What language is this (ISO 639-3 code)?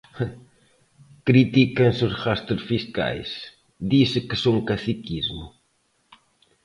glg